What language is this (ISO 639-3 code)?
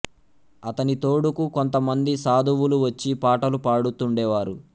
tel